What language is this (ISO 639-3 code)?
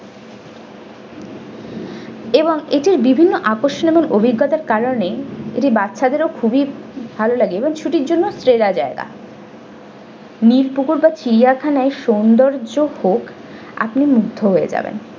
ben